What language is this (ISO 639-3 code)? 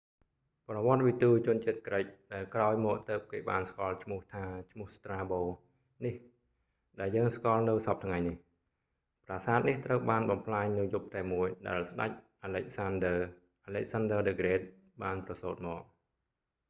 khm